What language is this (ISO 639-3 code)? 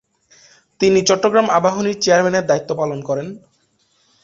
ben